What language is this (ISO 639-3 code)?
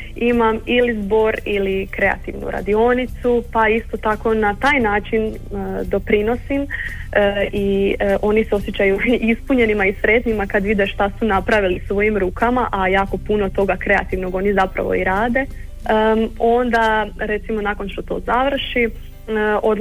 hrv